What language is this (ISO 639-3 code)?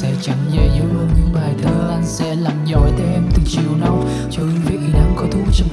vie